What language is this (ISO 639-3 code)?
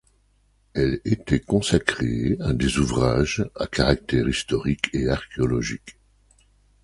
fra